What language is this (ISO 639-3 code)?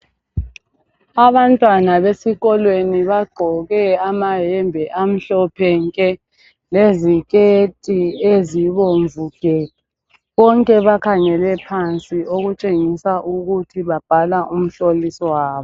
nde